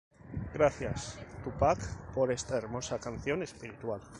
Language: Spanish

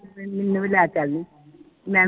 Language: Punjabi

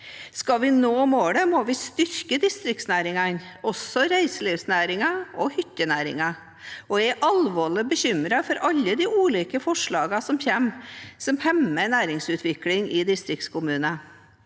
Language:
Norwegian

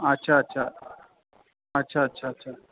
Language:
Sindhi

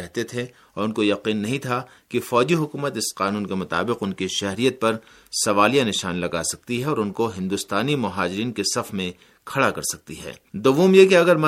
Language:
Urdu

